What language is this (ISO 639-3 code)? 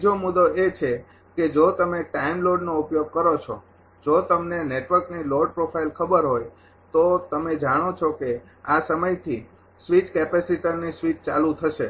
guj